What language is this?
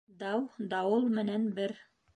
Bashkir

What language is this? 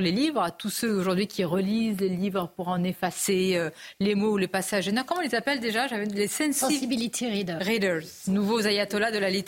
French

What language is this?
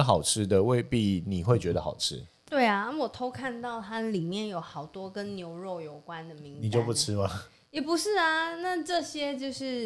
Chinese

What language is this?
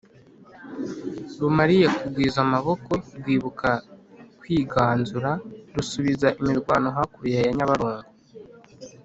Kinyarwanda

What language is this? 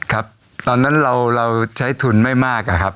Thai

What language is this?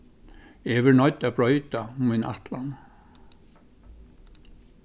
Faroese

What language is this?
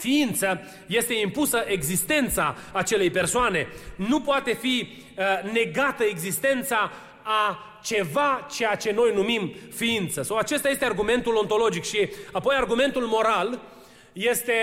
Romanian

